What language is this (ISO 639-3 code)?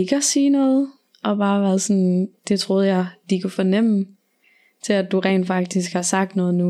dan